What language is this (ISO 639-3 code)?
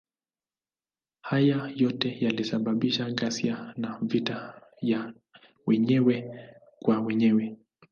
swa